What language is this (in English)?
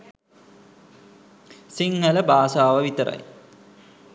Sinhala